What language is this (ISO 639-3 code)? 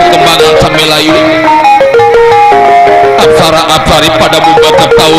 ind